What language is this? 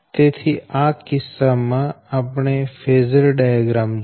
Gujarati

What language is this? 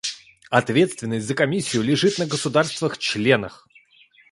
Russian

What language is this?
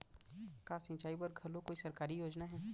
Chhattisgarhi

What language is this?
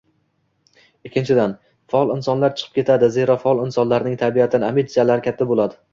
Uzbek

